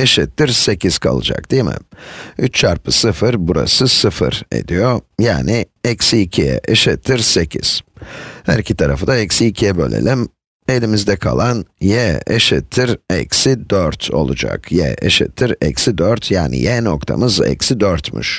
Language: Turkish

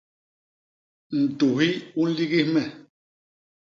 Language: Basaa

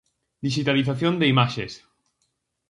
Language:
Galician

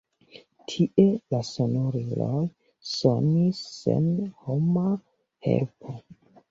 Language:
Esperanto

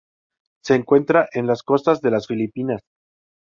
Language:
Spanish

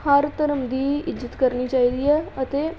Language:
Punjabi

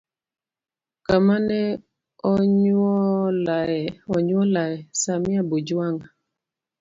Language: Luo (Kenya and Tanzania)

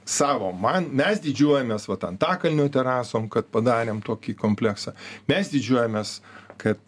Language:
Lithuanian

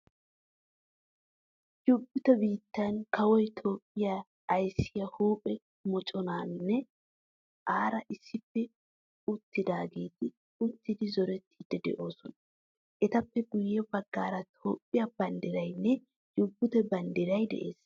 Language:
Wolaytta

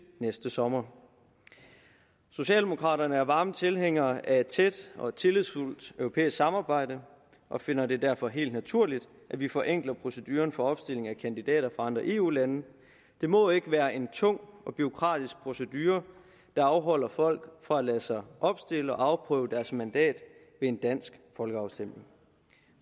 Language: Danish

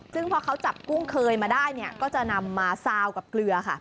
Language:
Thai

